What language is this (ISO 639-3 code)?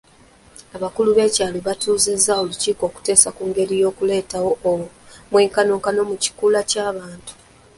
lug